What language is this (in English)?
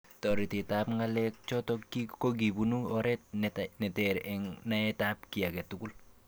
Kalenjin